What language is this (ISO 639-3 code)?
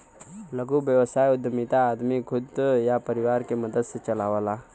bho